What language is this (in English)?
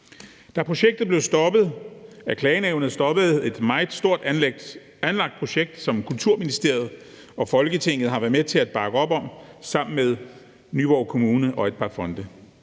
Danish